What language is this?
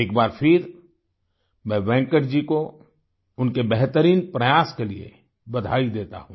Hindi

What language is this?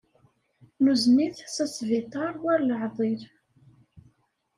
Kabyle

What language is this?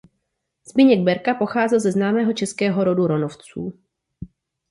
Czech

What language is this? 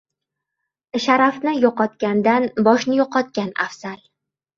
Uzbek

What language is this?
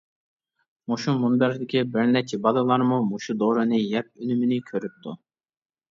Uyghur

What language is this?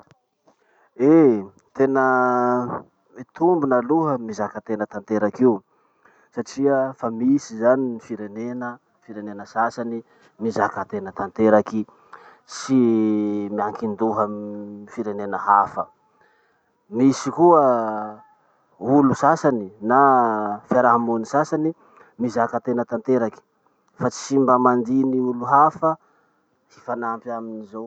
Masikoro Malagasy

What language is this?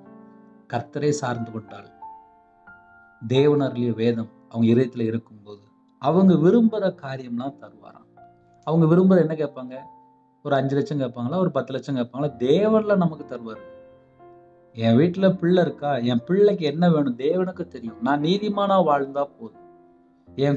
Tamil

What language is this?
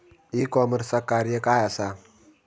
Marathi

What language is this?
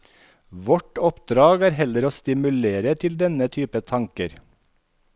Norwegian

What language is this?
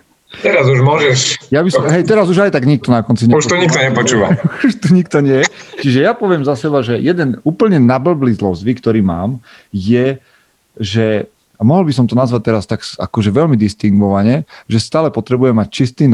Slovak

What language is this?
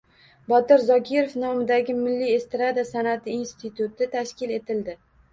Uzbek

